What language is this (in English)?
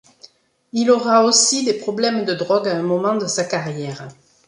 French